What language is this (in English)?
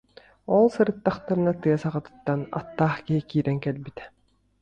Yakut